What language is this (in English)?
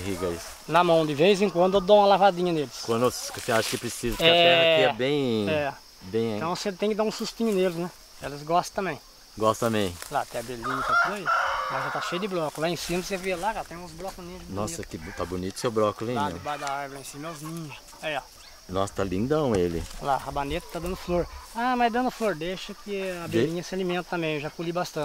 Portuguese